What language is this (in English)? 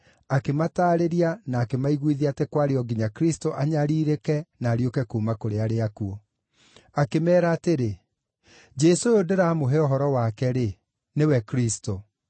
Kikuyu